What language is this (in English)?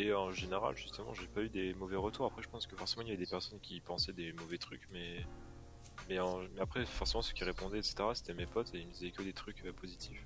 French